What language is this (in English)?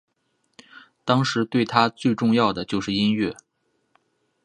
Chinese